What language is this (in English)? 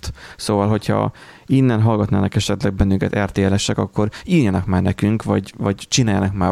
Hungarian